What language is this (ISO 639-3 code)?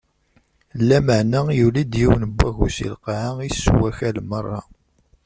kab